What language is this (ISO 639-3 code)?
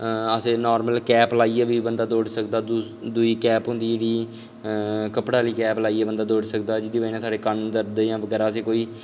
doi